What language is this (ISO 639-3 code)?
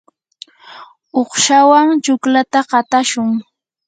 qur